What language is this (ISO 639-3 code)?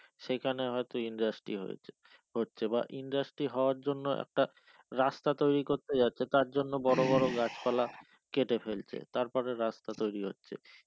ben